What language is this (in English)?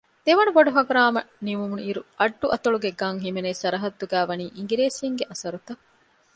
Divehi